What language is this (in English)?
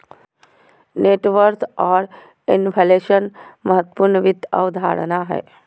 Magahi